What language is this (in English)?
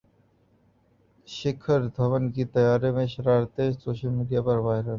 Urdu